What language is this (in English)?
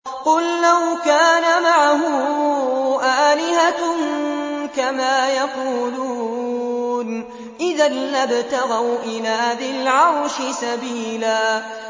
Arabic